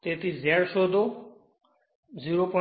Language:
Gujarati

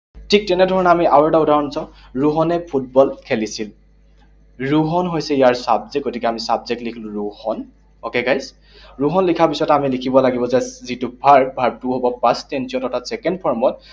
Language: Assamese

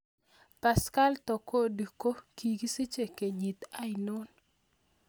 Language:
Kalenjin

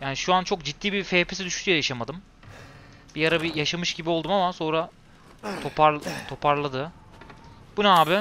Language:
Turkish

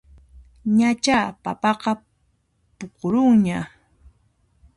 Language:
Puno Quechua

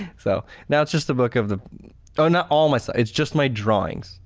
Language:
English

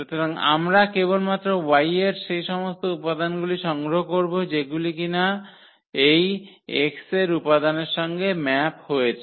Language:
Bangla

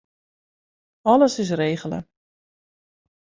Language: Western Frisian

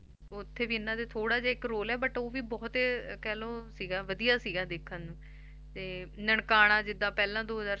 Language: Punjabi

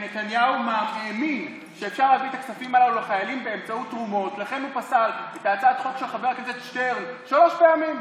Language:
Hebrew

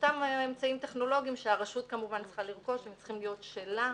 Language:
Hebrew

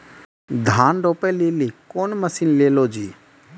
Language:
Maithili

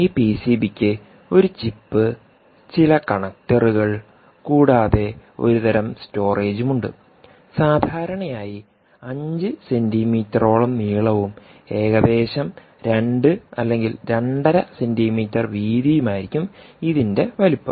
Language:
Malayalam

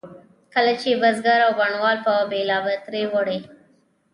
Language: Pashto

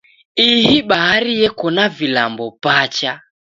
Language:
Taita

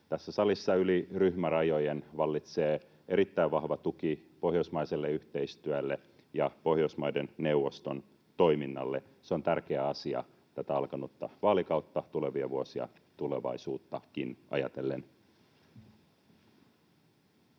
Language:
Finnish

